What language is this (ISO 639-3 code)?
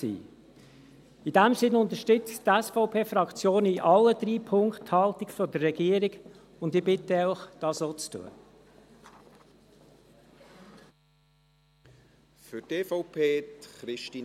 gsw